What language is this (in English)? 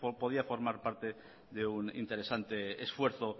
Spanish